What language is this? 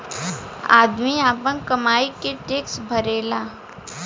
Bhojpuri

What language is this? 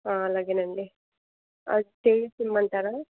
Telugu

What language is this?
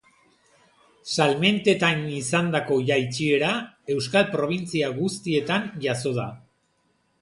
Basque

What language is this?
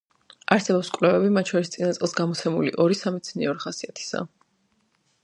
Georgian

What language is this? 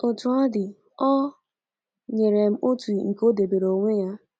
Igbo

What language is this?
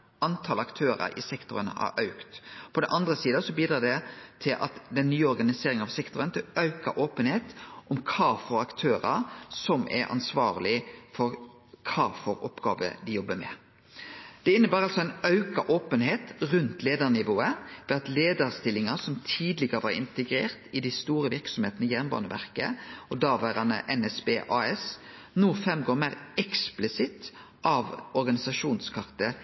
Norwegian Nynorsk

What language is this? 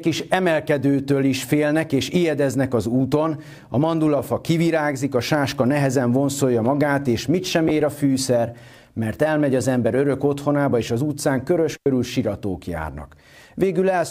Hungarian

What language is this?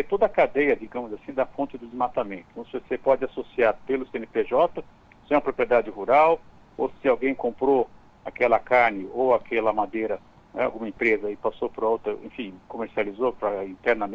Portuguese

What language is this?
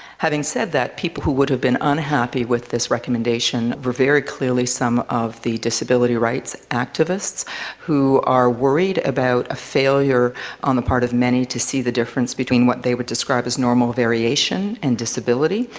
English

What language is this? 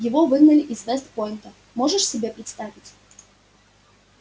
Russian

